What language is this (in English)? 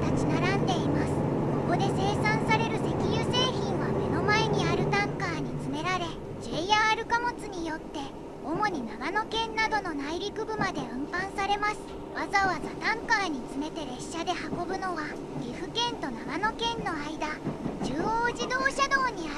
Japanese